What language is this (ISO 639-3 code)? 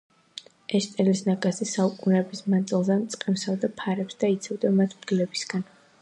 kat